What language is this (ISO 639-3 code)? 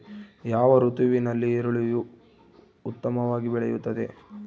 kan